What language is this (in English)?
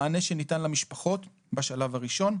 Hebrew